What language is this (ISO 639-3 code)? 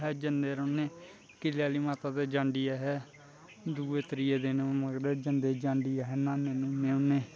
doi